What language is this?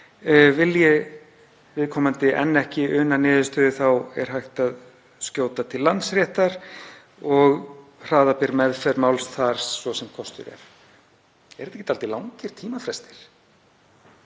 Icelandic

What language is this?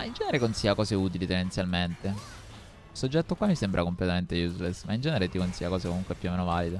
Italian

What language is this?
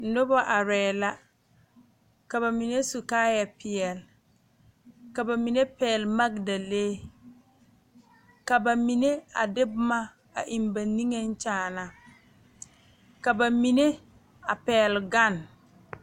Southern Dagaare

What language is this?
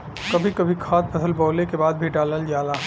Bhojpuri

